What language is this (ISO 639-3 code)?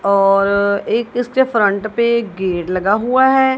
hin